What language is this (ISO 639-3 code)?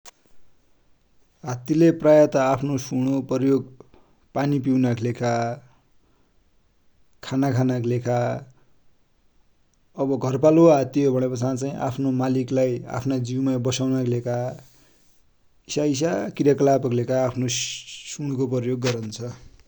dty